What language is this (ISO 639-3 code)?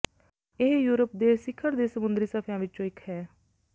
pan